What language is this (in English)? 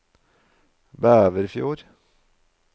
Norwegian